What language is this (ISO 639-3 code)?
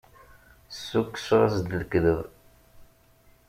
kab